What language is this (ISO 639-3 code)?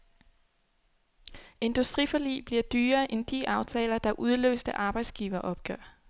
dan